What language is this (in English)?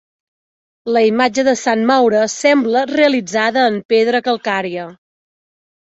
Catalan